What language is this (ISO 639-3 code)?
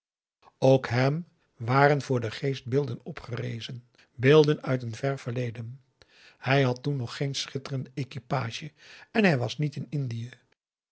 nld